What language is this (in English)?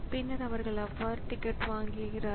Tamil